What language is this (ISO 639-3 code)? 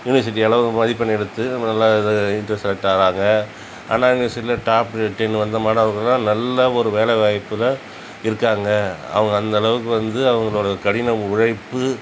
tam